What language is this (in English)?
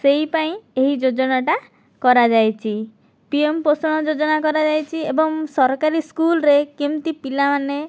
Odia